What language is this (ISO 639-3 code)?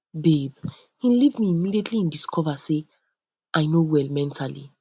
pcm